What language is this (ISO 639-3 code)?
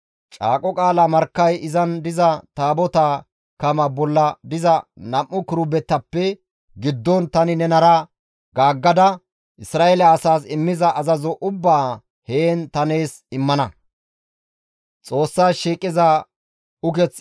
gmv